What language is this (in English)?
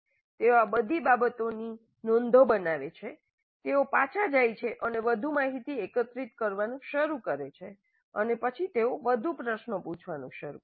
Gujarati